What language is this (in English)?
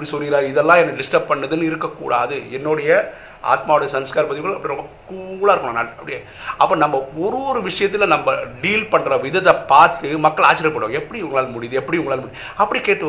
Tamil